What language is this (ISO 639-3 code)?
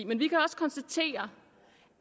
dan